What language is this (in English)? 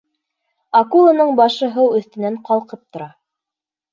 Bashkir